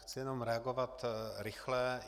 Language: Czech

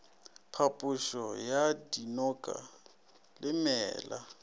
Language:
Northern Sotho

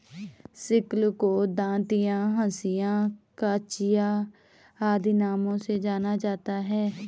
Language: Hindi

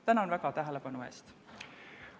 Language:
Estonian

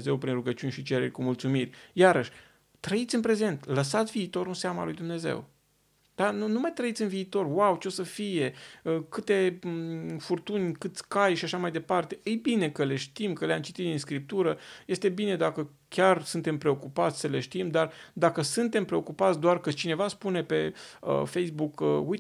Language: Romanian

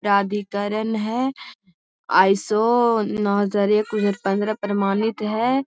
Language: Magahi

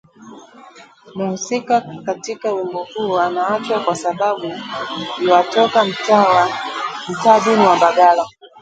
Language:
Swahili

